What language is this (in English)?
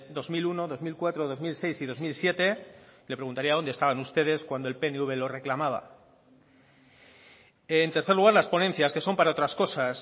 Spanish